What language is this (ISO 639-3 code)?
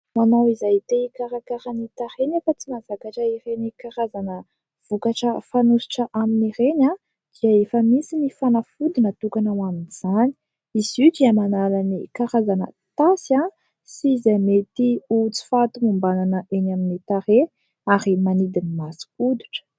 mlg